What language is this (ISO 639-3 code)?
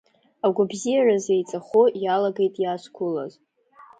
abk